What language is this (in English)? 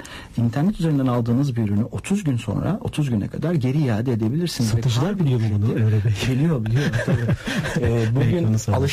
Turkish